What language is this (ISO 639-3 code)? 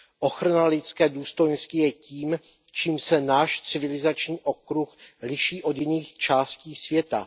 ces